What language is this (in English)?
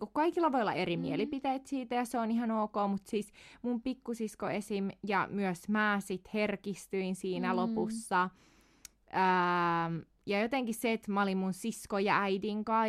Finnish